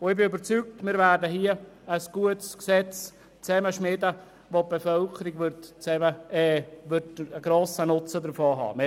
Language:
Swiss German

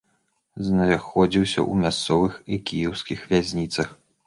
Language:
Belarusian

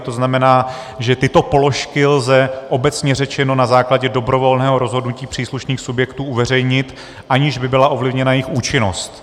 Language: Czech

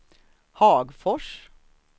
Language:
Swedish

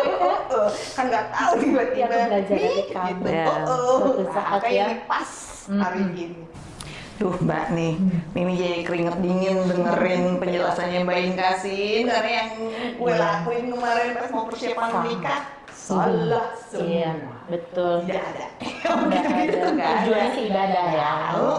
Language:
Indonesian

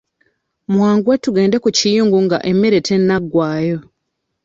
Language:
Ganda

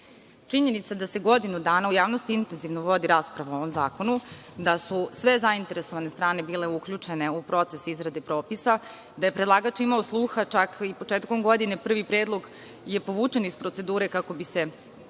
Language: Serbian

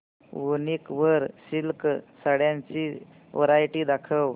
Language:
Marathi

